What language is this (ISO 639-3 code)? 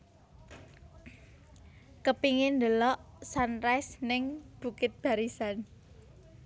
jav